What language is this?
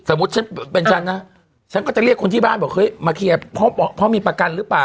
Thai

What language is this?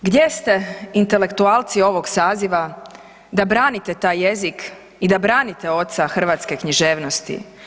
Croatian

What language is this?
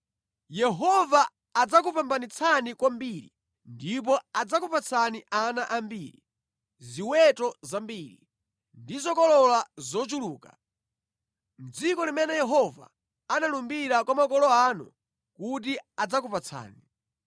Nyanja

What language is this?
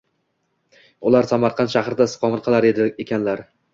Uzbek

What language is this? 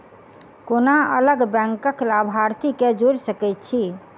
Maithili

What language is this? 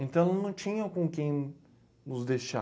Portuguese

